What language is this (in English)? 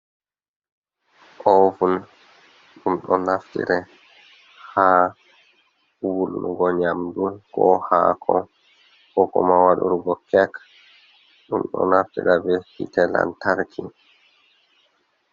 Fula